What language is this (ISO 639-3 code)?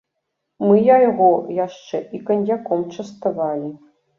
bel